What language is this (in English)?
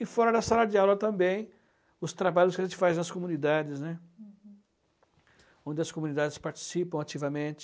Portuguese